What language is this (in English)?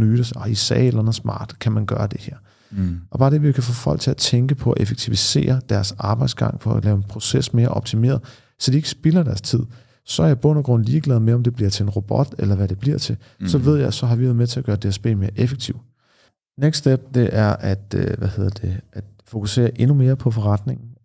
Danish